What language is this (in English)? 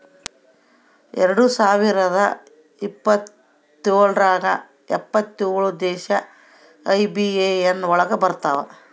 Kannada